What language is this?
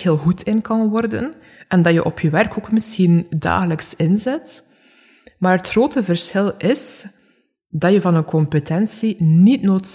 Dutch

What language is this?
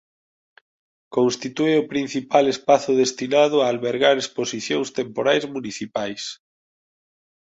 Galician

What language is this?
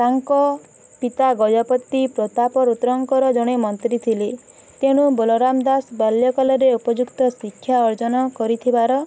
Odia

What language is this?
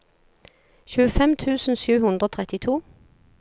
Norwegian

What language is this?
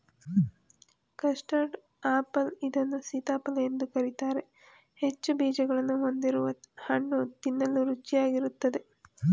Kannada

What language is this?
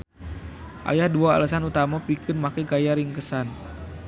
Sundanese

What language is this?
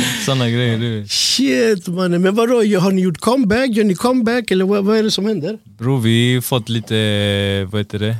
Swedish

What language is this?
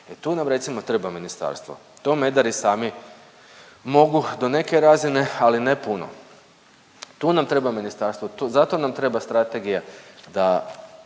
Croatian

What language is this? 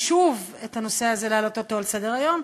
Hebrew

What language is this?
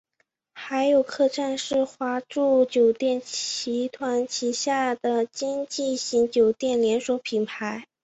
Chinese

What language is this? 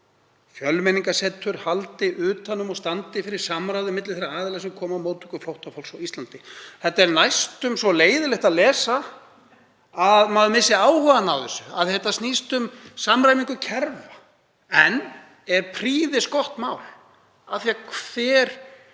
Icelandic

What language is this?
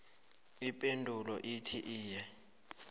South Ndebele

